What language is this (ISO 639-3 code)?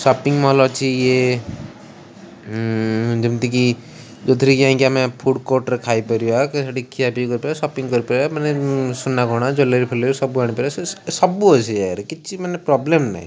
ori